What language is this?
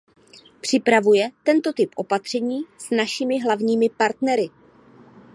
Czech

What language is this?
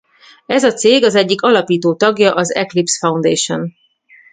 Hungarian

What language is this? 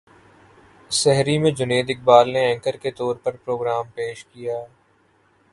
Urdu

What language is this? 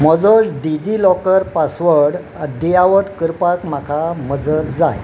Konkani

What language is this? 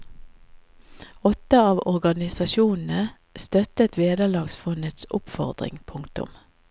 Norwegian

